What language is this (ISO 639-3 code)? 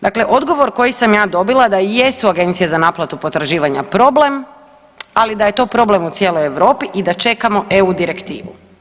hrv